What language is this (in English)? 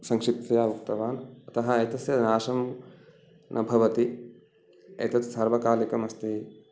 Sanskrit